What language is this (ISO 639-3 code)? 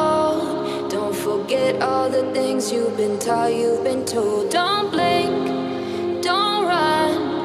ind